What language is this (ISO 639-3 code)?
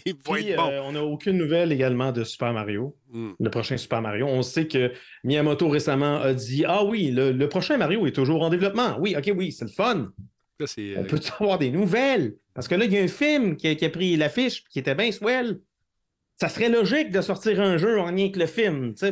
fra